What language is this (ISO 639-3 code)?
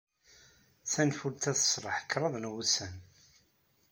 kab